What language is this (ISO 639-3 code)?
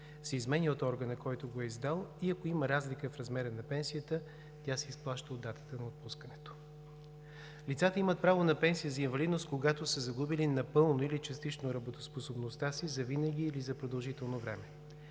bul